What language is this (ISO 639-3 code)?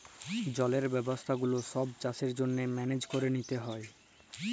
ben